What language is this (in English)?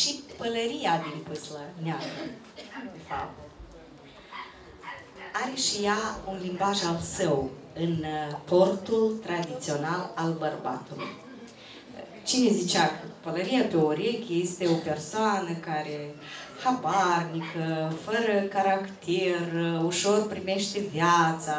Romanian